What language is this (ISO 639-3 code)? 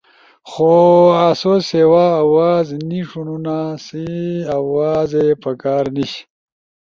ush